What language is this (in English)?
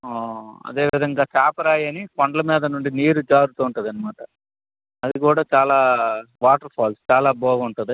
Telugu